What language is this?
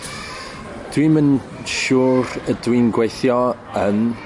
Welsh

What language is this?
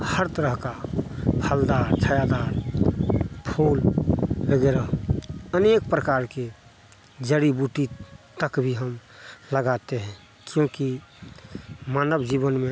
Hindi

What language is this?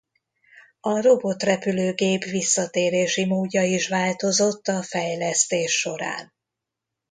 Hungarian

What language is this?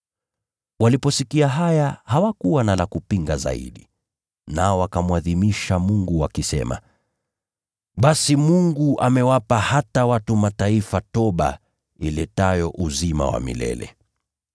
Swahili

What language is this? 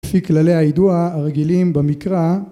Hebrew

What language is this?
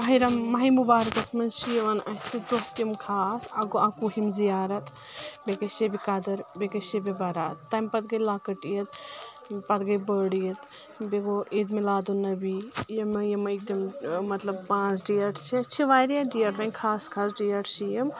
Kashmiri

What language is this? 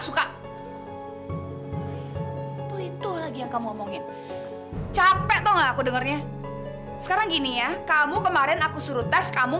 Indonesian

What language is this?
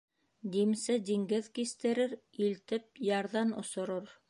Bashkir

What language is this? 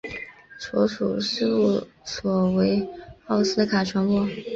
Chinese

